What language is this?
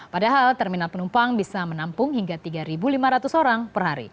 Indonesian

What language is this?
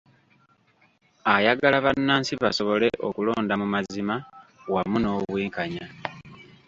Ganda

